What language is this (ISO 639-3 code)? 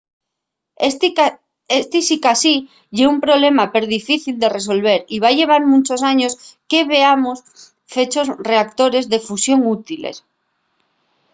ast